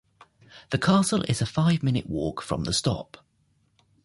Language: English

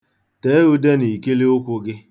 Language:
Igbo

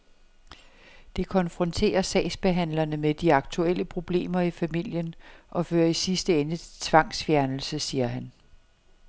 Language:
Danish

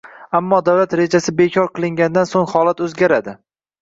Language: Uzbek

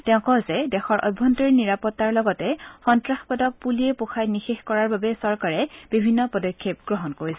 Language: Assamese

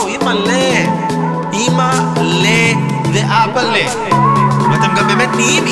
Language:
Hebrew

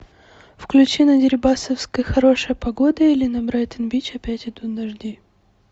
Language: Russian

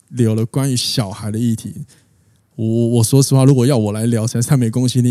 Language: Chinese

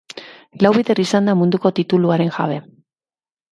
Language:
Basque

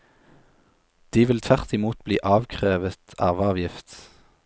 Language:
Norwegian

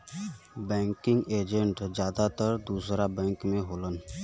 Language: Bhojpuri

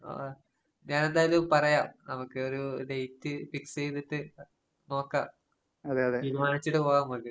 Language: Malayalam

